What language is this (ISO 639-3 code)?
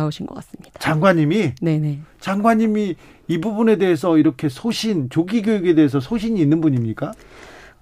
kor